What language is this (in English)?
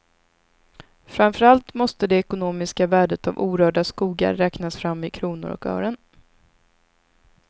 Swedish